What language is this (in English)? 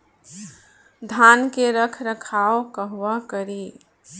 Bhojpuri